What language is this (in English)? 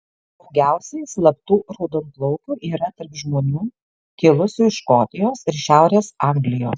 Lithuanian